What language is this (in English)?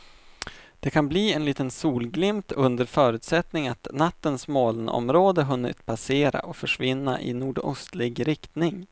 Swedish